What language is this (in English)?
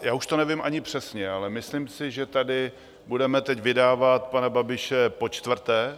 Czech